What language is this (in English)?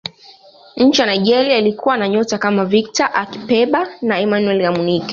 Swahili